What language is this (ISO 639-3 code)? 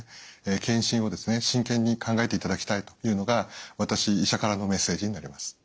jpn